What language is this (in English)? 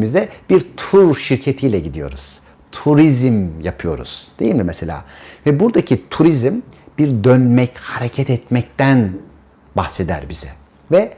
Turkish